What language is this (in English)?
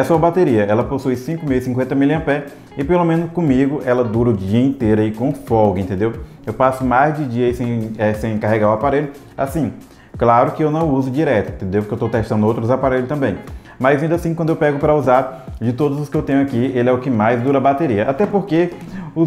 Portuguese